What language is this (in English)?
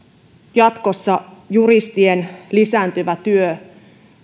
Finnish